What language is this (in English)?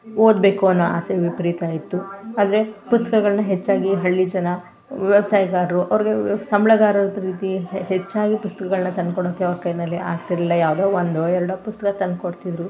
Kannada